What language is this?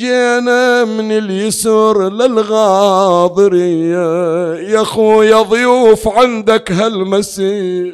Arabic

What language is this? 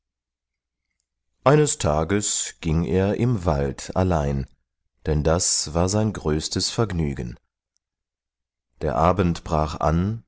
German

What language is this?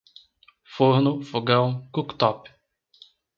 Portuguese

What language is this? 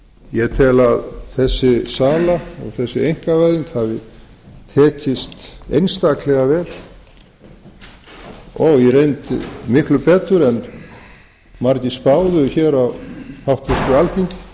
Icelandic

